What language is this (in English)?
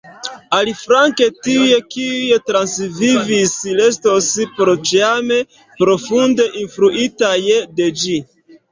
Esperanto